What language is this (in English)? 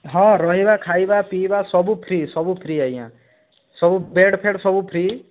Odia